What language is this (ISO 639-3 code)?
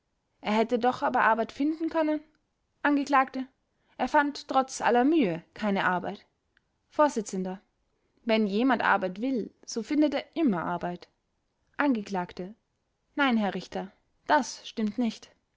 deu